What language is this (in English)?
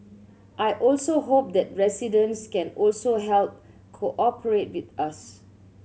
English